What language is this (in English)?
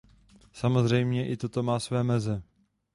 Czech